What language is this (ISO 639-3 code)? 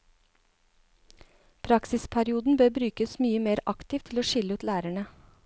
nor